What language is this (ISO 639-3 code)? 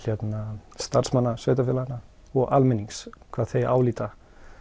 isl